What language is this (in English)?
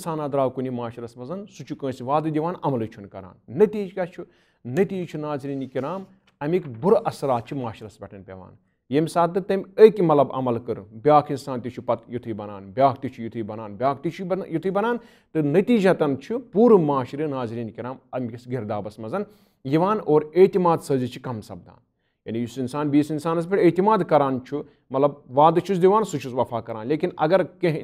English